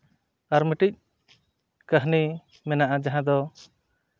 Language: Santali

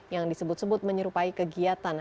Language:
Indonesian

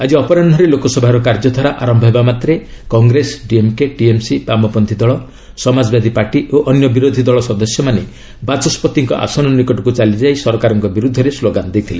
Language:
Odia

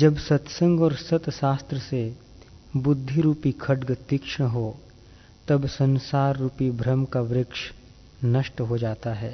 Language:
Hindi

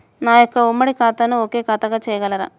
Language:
Telugu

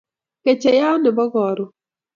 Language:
Kalenjin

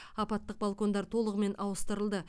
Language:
Kazakh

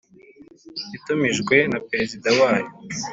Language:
Kinyarwanda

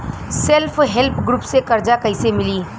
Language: Bhojpuri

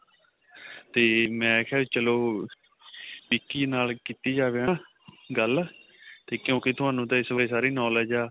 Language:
Punjabi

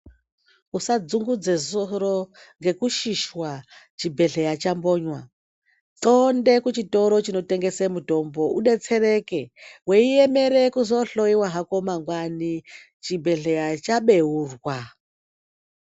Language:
Ndau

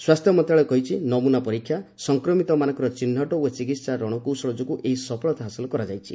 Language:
Odia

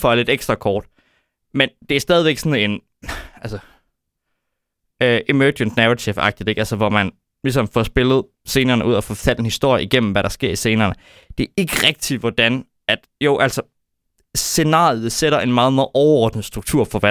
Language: Danish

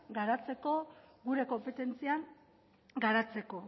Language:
Basque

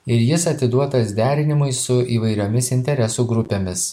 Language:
Lithuanian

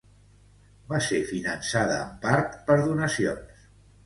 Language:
Catalan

